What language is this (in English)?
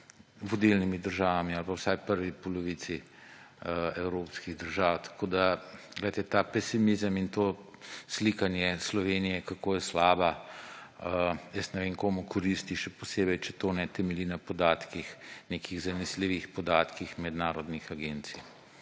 Slovenian